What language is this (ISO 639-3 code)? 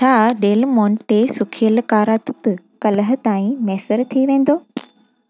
snd